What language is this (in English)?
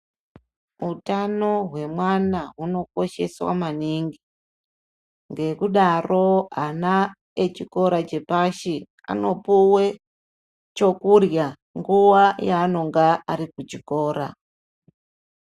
Ndau